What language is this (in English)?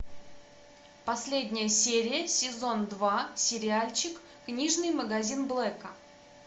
Russian